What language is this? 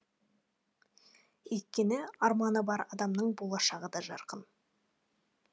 Kazakh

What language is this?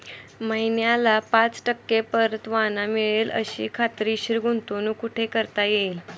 Marathi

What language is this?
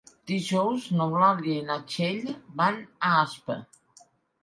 Catalan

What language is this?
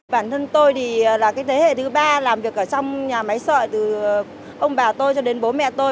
Vietnamese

